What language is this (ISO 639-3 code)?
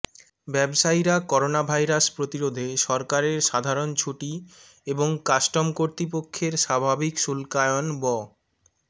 ben